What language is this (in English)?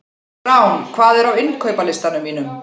Icelandic